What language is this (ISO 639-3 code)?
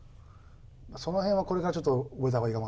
jpn